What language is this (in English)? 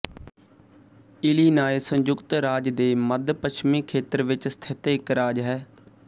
Punjabi